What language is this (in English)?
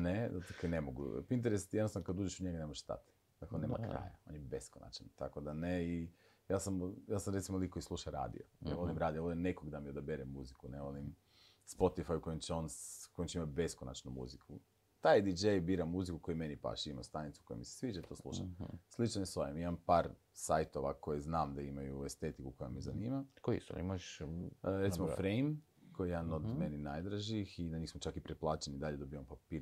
Croatian